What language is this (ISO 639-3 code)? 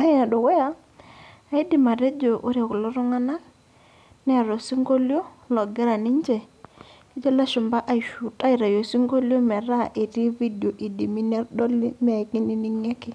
mas